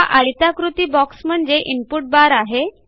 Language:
Marathi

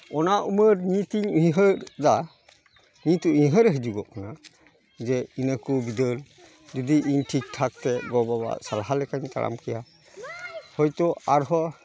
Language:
Santali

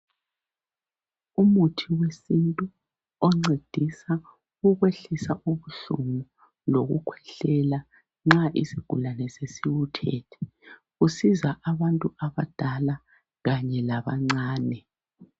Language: North Ndebele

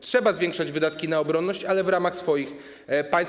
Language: Polish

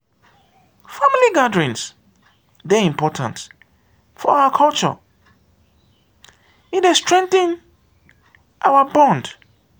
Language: Nigerian Pidgin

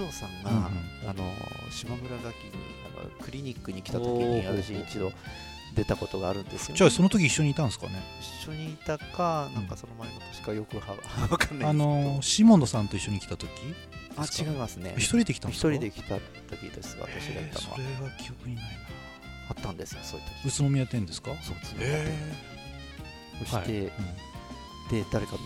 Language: Japanese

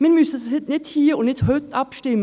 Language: Swiss German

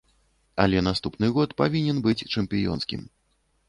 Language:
Belarusian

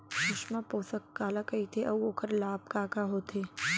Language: Chhattisgarhi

